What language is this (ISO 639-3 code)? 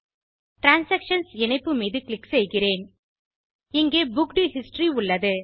tam